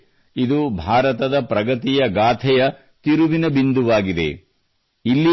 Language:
Kannada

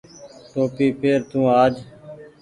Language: Goaria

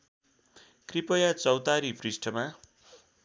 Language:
Nepali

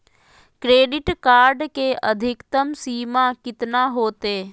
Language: Magahi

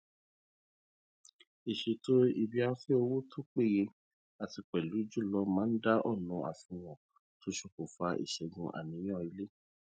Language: Yoruba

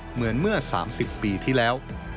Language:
Thai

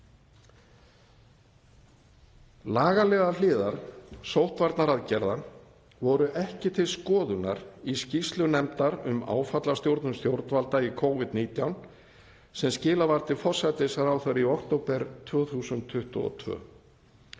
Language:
Icelandic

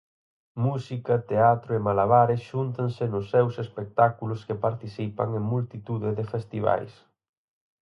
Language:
Galician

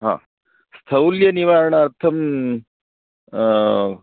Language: Sanskrit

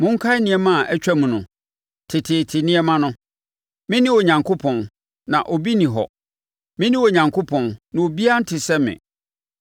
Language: Akan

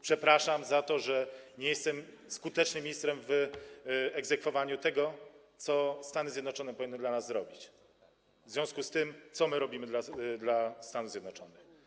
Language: Polish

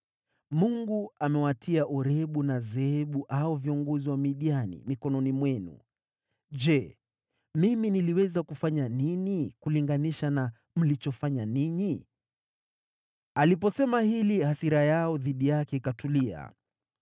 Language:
Swahili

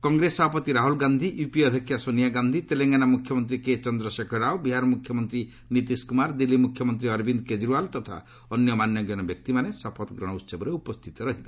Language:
Odia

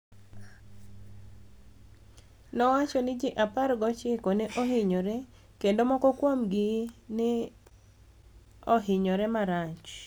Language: Luo (Kenya and Tanzania)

